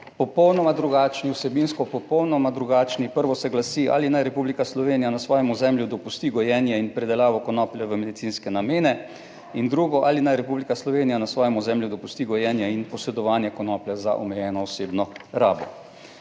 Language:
Slovenian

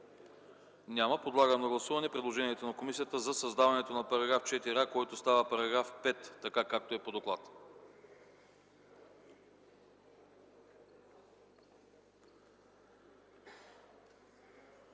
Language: Bulgarian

